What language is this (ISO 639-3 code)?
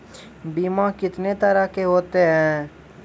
mai